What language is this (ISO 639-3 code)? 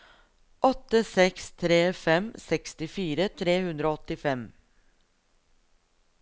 nor